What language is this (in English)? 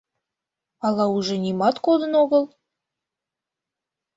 Mari